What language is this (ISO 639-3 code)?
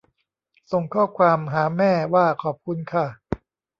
tha